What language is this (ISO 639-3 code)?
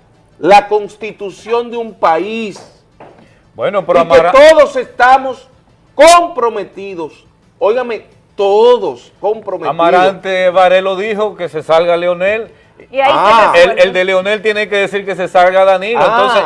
spa